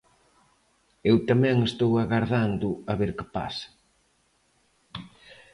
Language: Galician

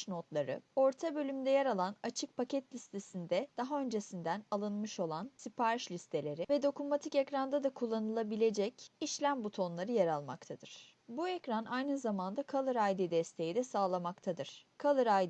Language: Turkish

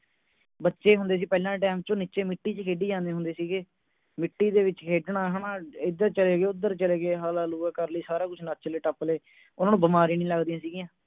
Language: Punjabi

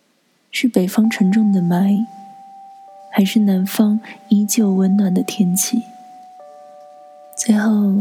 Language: Chinese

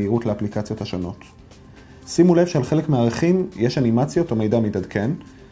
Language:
Hebrew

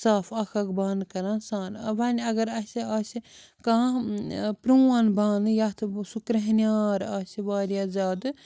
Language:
Kashmiri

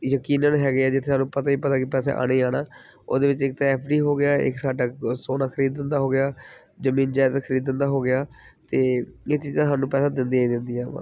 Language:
Punjabi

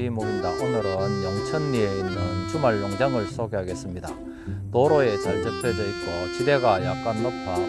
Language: Korean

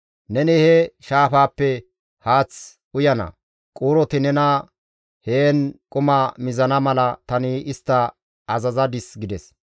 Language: Gamo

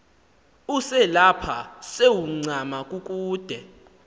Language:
Xhosa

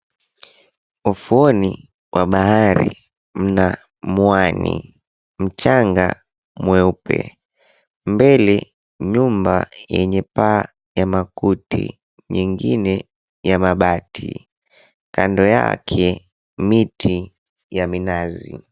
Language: Swahili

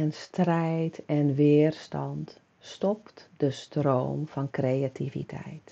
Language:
Dutch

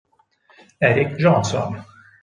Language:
Italian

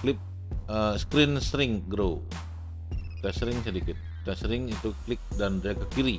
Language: Indonesian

